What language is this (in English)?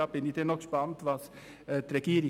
Swiss German